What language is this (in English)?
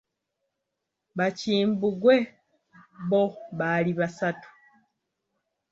Ganda